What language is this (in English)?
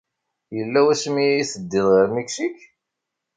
Kabyle